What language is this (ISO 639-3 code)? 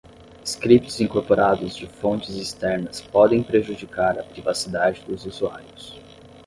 por